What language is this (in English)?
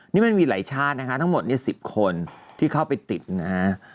Thai